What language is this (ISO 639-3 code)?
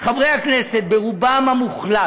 heb